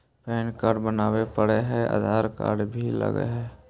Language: Magahi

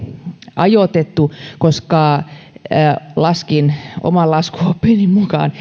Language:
Finnish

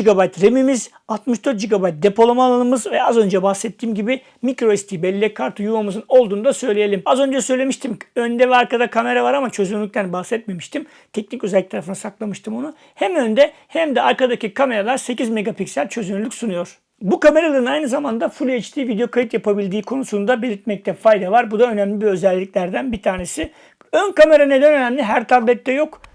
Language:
Turkish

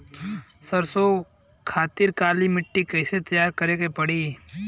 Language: Bhojpuri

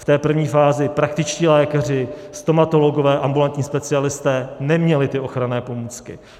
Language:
Czech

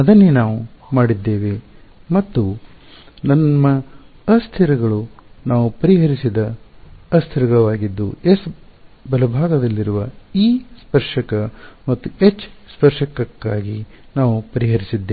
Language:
Kannada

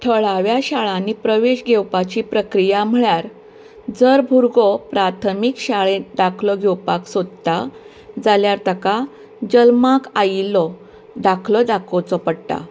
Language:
Konkani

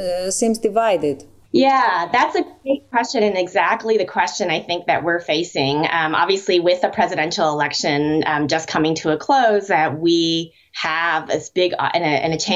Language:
Greek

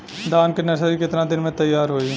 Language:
Bhojpuri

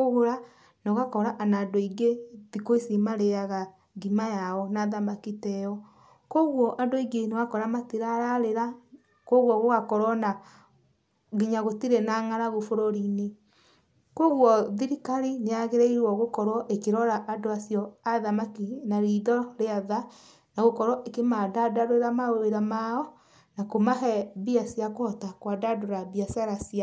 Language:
Kikuyu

